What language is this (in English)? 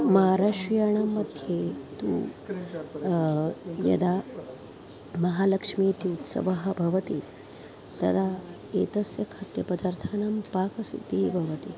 Sanskrit